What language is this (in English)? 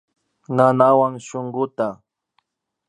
Imbabura Highland Quichua